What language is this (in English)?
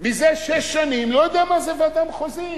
Hebrew